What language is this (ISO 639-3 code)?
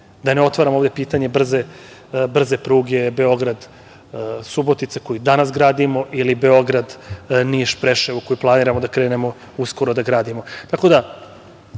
srp